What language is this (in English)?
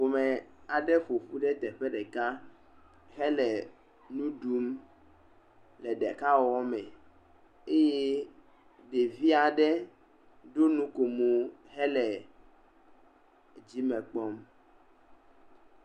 Ewe